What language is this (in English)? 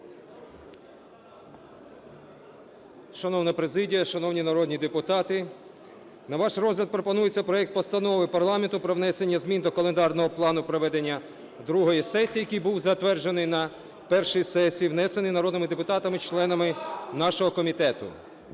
Ukrainian